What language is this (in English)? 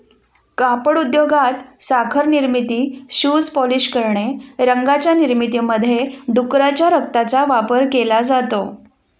Marathi